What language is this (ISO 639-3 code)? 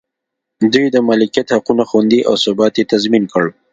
pus